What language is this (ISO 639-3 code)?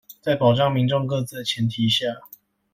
zho